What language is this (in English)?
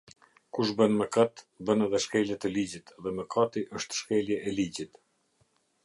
Albanian